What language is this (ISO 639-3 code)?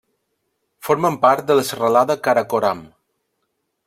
cat